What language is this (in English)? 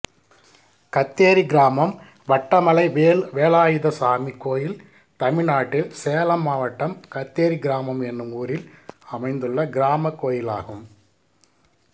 Tamil